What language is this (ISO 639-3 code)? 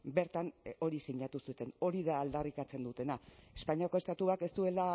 eus